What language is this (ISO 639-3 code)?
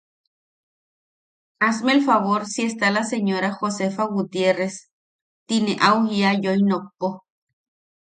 yaq